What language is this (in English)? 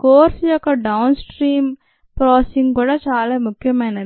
Telugu